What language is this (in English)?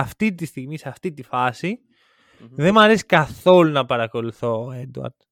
Greek